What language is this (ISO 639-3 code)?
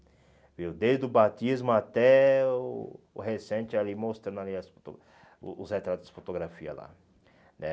por